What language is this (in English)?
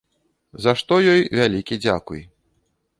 Belarusian